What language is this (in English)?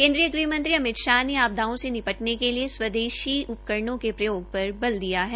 Hindi